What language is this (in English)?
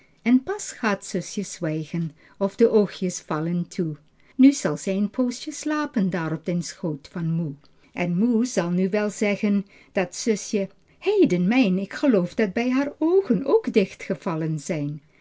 Dutch